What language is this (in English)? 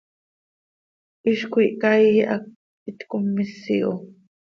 Seri